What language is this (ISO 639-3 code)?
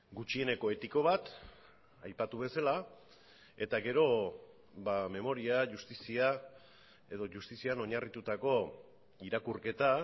eus